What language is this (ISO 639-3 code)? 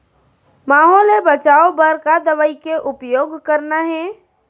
hne